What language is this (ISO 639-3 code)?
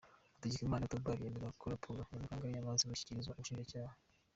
kin